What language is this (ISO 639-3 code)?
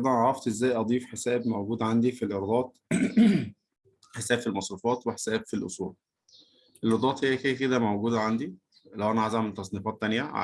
ara